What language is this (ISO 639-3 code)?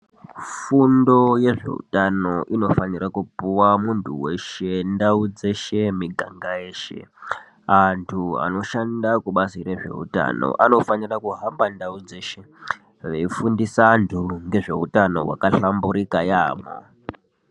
ndc